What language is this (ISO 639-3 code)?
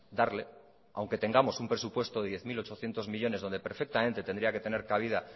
spa